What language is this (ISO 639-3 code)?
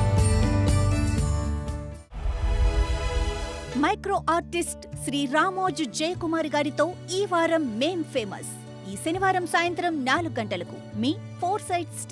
tel